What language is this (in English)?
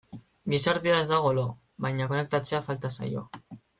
Basque